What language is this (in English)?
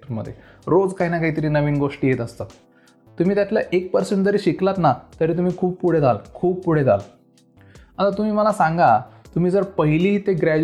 Marathi